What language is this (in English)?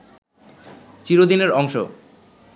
Bangla